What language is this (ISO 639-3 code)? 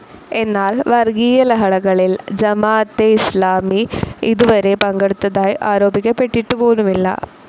mal